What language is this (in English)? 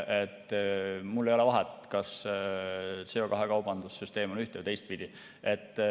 Estonian